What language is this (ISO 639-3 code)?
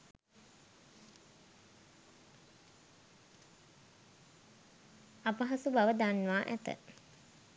sin